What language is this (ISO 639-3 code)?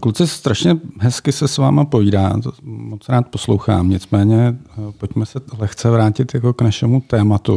ces